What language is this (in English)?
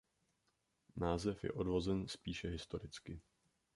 Czech